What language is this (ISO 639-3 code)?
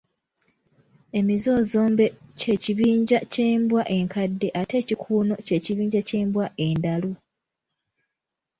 lug